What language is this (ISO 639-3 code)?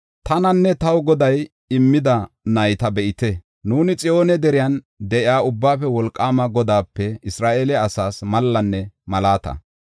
gof